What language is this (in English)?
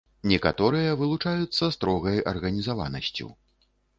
Belarusian